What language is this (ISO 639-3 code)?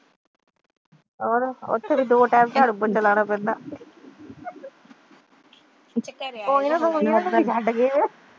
pan